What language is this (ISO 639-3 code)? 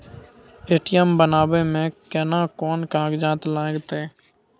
mai